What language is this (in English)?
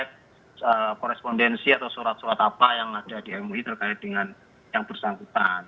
Indonesian